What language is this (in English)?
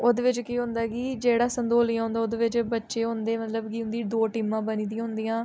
Dogri